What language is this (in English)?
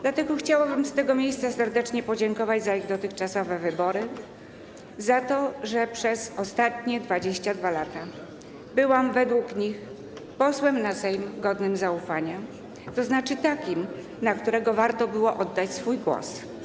Polish